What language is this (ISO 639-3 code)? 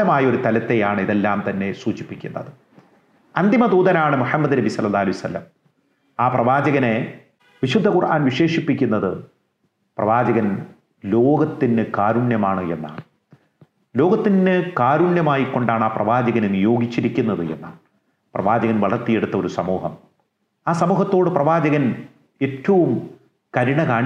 mal